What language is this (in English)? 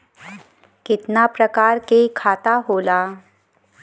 Bhojpuri